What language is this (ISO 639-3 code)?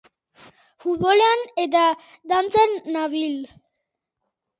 eus